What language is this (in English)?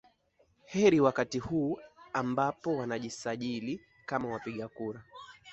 Swahili